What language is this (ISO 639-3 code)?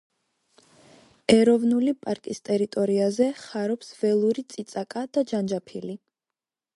kat